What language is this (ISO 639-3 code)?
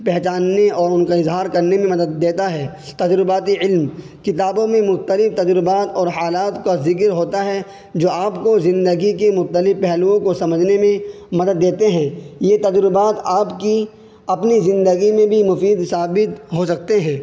urd